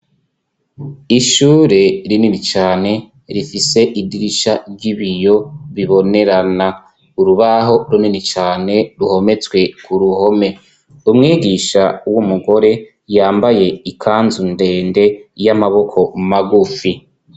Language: Rundi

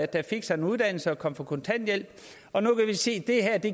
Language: Danish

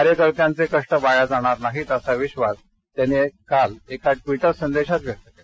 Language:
Marathi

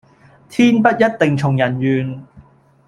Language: Cantonese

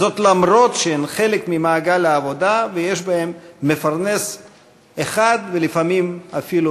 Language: Hebrew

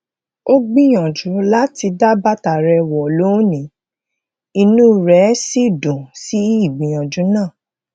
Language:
Yoruba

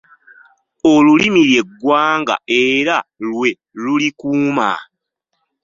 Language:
Ganda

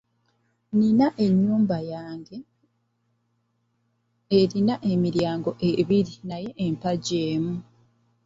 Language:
Ganda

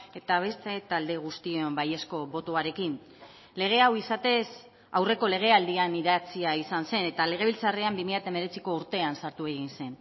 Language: Basque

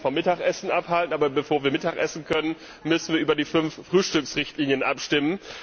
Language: German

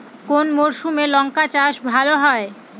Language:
Bangla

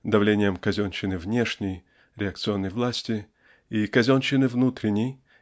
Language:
Russian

